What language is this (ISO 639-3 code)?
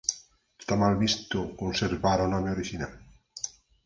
glg